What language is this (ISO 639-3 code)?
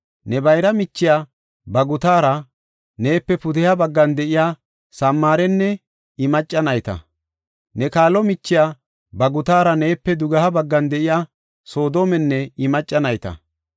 gof